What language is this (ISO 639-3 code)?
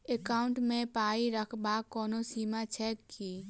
mai